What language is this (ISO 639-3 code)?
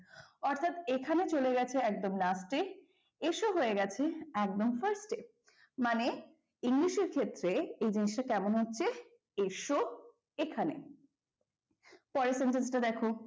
ben